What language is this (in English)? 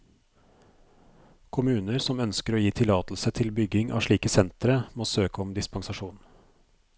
Norwegian